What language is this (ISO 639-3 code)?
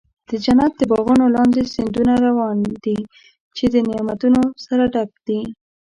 pus